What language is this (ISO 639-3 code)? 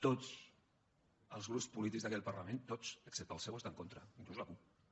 cat